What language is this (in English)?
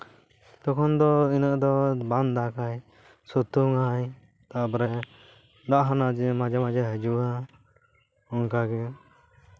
Santali